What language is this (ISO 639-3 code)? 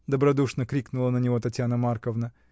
rus